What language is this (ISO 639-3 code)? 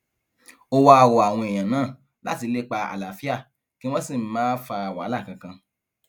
yor